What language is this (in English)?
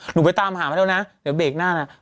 Thai